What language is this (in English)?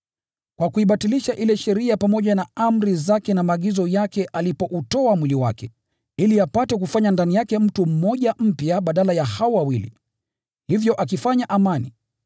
Swahili